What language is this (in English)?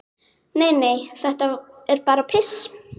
Icelandic